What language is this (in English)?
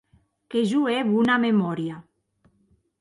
Occitan